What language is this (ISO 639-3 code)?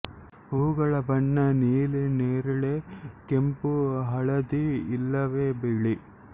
kan